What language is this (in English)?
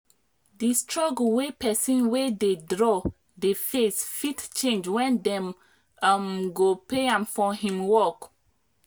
Nigerian Pidgin